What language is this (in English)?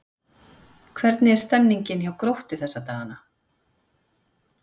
Icelandic